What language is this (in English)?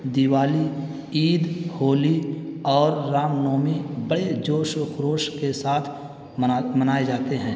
Urdu